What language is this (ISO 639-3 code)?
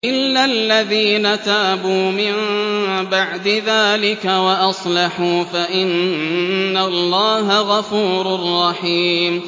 ara